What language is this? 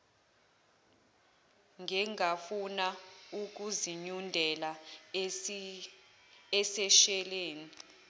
Zulu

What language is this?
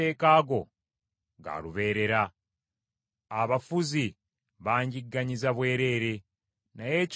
Ganda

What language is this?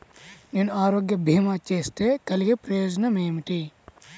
Telugu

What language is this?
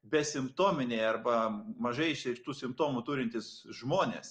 Lithuanian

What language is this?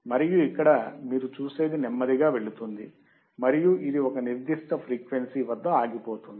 Telugu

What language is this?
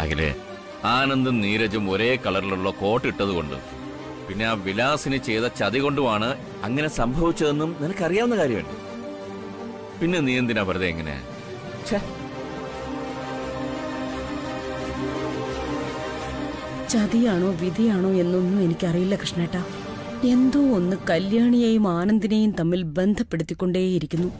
Malayalam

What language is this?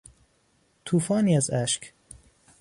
Persian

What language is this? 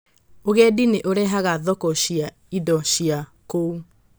Kikuyu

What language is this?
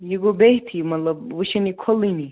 Kashmiri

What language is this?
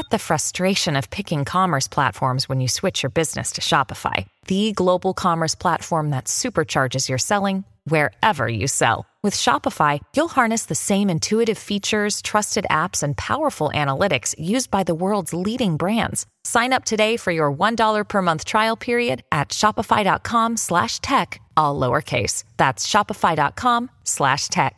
Italian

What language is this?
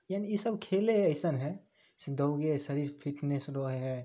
Maithili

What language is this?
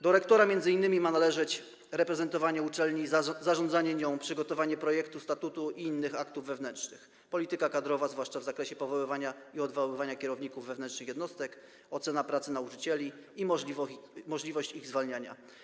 Polish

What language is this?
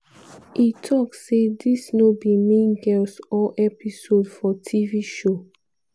Nigerian Pidgin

